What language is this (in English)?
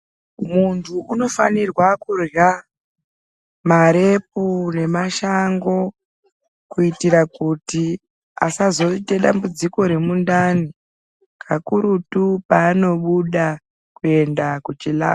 Ndau